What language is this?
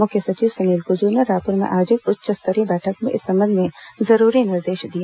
Hindi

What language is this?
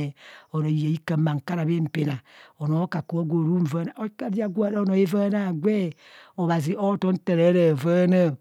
Kohumono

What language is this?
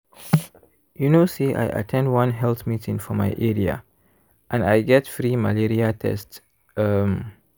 Nigerian Pidgin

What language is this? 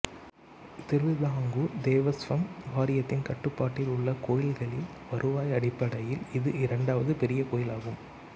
Tamil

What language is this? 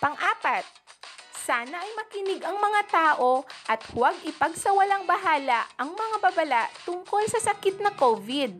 Filipino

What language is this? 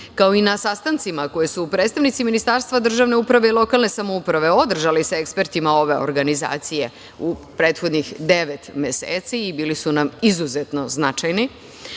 Serbian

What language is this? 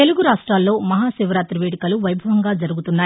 Telugu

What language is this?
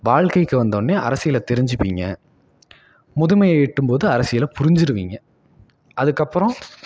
Tamil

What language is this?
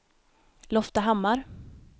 Swedish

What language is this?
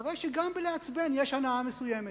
Hebrew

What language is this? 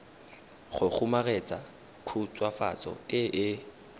Tswana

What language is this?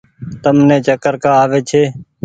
Goaria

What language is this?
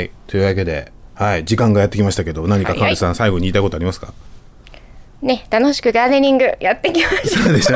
Japanese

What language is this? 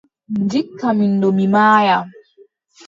Adamawa Fulfulde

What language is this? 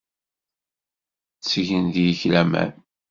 Kabyle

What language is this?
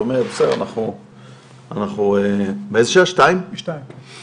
Hebrew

